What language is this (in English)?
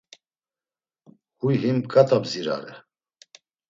Laz